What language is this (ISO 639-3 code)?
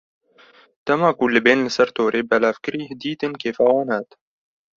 kur